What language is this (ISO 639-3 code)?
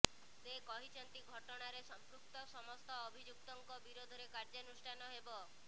ori